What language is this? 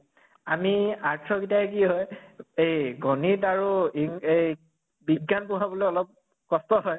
Assamese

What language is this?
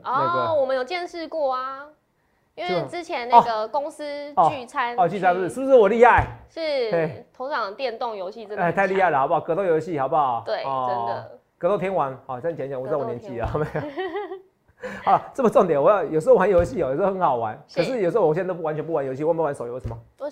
Chinese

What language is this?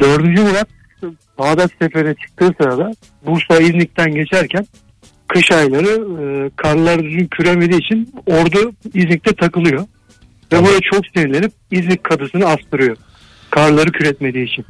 Turkish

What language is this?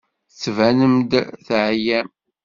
Kabyle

